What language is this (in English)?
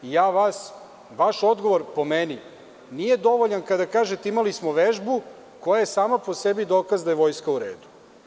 Serbian